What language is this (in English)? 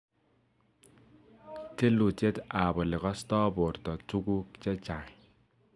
Kalenjin